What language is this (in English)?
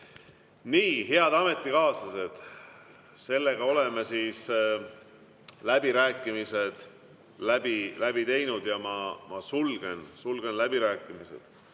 Estonian